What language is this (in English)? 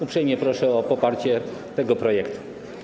Polish